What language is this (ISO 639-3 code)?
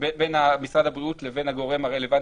heb